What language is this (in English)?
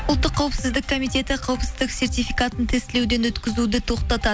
Kazakh